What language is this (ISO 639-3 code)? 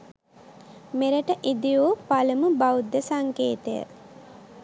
sin